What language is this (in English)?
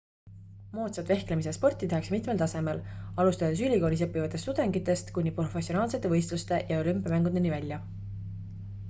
Estonian